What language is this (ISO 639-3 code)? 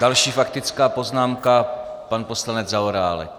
ces